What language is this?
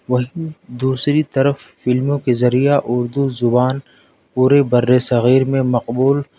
Urdu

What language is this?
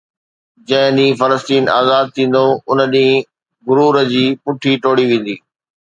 Sindhi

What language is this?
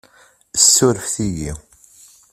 Kabyle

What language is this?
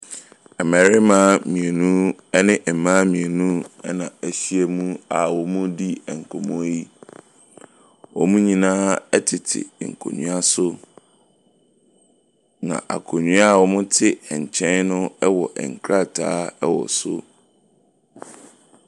Akan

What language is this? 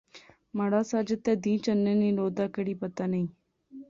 Pahari-Potwari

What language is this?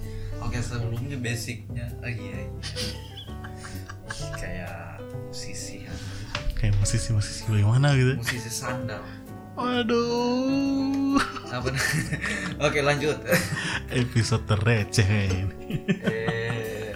Indonesian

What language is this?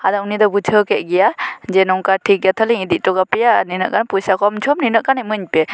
Santali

